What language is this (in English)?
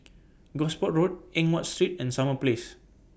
English